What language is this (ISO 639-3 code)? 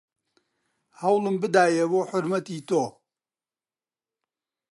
ckb